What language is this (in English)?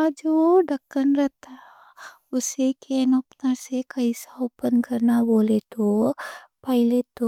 Deccan